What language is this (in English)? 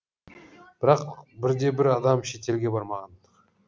Kazakh